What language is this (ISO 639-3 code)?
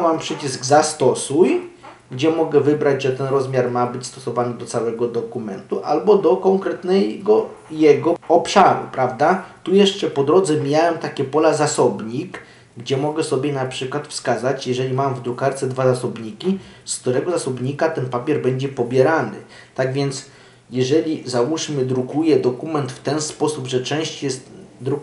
pol